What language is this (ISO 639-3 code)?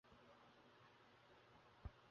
ben